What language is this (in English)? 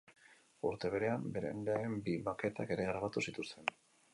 Basque